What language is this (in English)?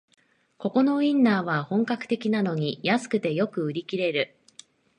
Japanese